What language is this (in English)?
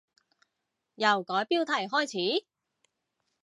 Cantonese